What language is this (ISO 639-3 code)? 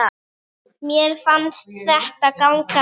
isl